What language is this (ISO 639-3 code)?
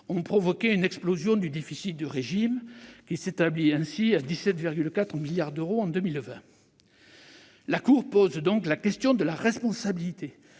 fra